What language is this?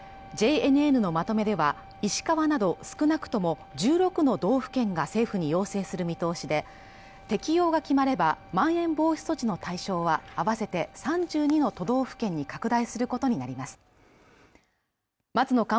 Japanese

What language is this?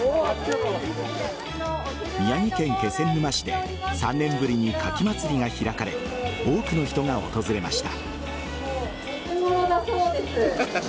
Japanese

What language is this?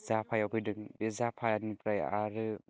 Bodo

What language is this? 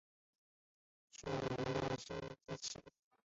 Chinese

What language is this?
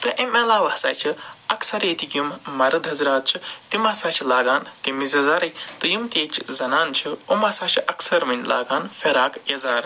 Kashmiri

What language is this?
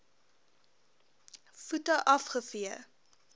Afrikaans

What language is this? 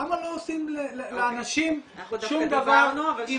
Hebrew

